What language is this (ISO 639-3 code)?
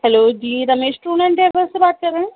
urd